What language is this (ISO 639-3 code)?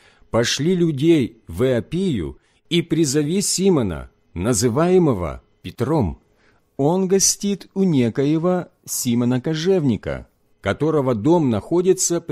rus